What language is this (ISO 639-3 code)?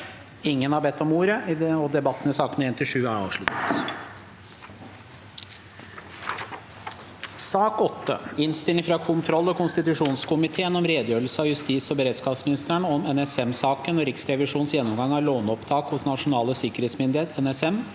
nor